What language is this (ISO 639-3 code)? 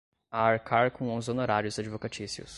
por